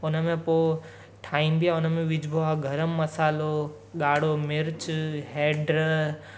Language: Sindhi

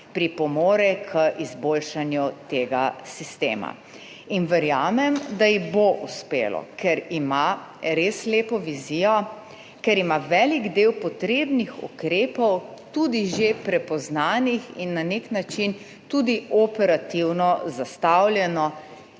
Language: Slovenian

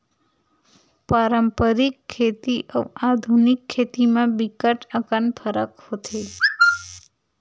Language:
Chhattisgarhi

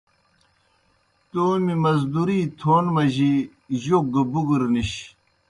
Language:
Kohistani Shina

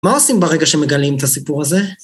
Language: Hebrew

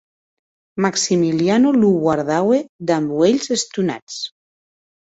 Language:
Occitan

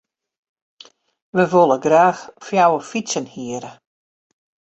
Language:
Western Frisian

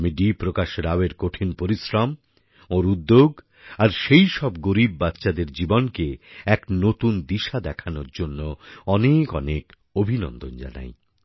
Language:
Bangla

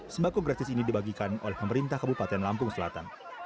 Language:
Indonesian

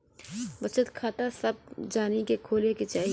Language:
Bhojpuri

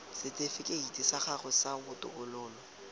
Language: Tswana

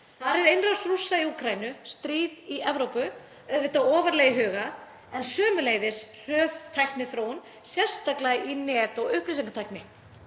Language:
Icelandic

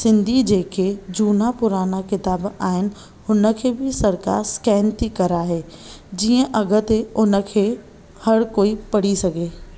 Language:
Sindhi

